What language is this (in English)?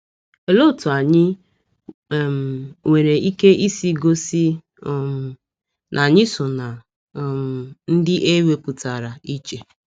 Igbo